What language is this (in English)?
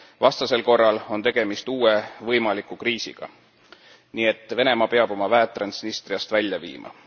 Estonian